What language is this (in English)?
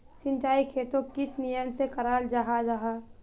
Magahi